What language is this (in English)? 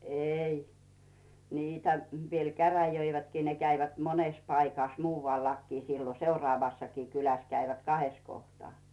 Finnish